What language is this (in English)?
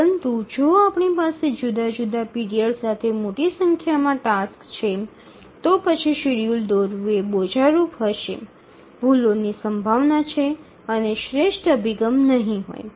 Gujarati